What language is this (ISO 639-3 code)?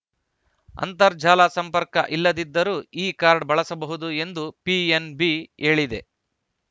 kan